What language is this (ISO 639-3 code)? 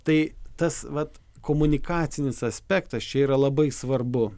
lit